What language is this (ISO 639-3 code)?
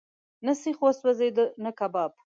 pus